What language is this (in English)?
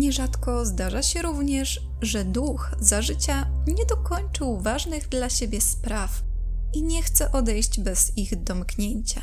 Polish